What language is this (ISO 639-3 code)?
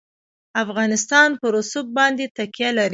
pus